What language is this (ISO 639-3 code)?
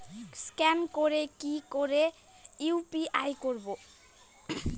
ben